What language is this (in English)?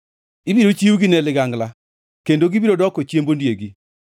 Luo (Kenya and Tanzania)